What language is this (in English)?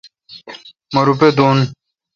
Kalkoti